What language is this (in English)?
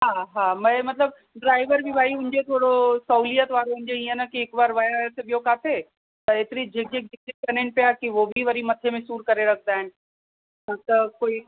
Sindhi